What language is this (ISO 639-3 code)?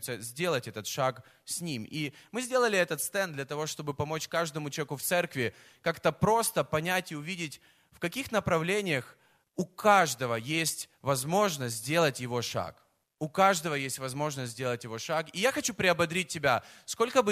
rus